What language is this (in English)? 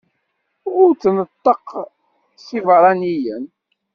Kabyle